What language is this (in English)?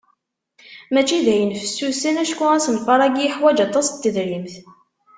Kabyle